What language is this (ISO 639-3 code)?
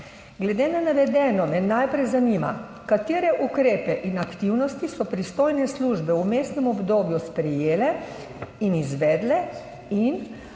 slv